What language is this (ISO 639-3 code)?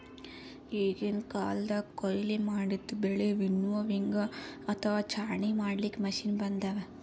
kan